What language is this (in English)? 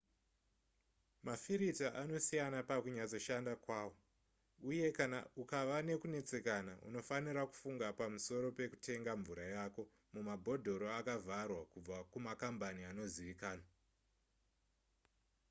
Shona